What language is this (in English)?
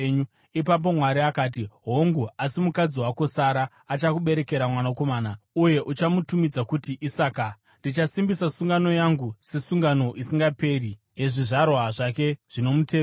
Shona